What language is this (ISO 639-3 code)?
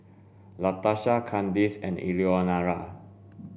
eng